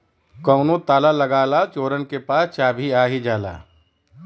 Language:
Bhojpuri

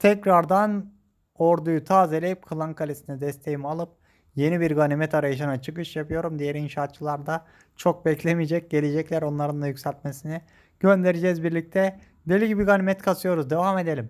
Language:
Turkish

